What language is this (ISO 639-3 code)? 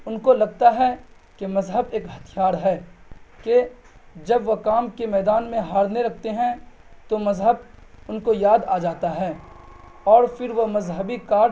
urd